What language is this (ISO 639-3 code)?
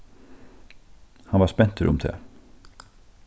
fao